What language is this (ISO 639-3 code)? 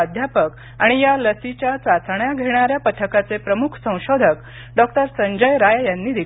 mar